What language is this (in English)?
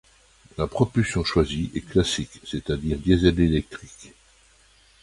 French